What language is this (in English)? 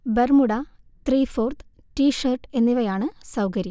Malayalam